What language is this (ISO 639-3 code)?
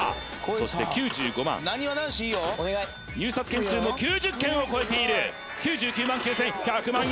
jpn